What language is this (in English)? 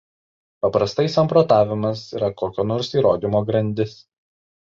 Lithuanian